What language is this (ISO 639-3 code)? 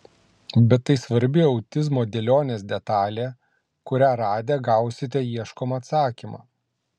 lit